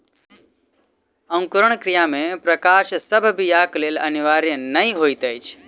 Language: Maithili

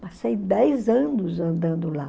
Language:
Portuguese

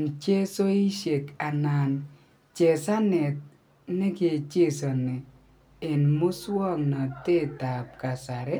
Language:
Kalenjin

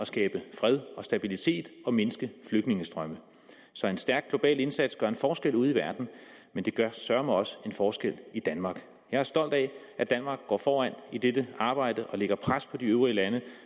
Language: Danish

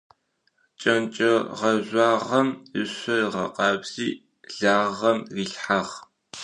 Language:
Adyghe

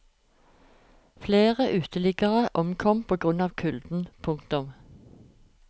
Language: Norwegian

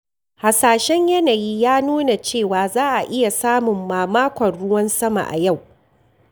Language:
Hausa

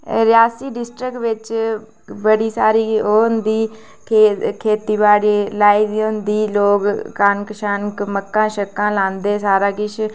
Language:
Dogri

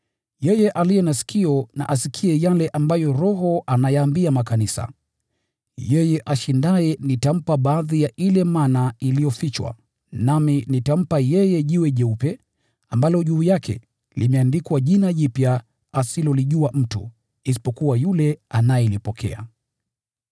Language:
Swahili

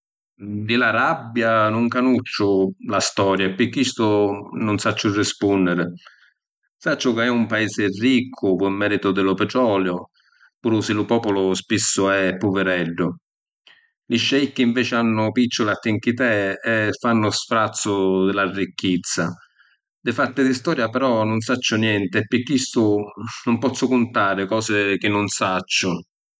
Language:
Sicilian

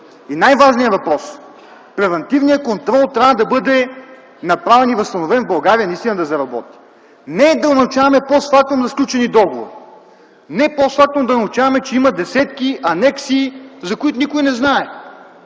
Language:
Bulgarian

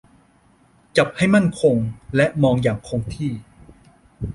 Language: Thai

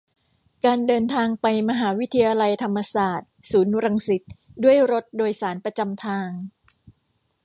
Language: Thai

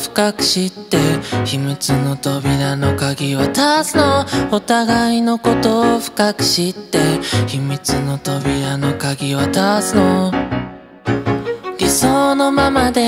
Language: Japanese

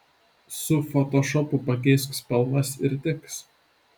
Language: Lithuanian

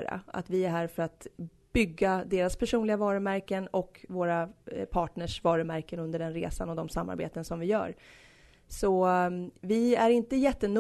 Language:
Swedish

